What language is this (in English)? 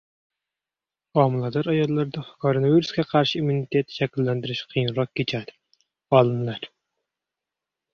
Uzbek